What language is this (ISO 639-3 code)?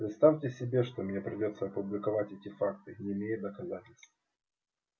rus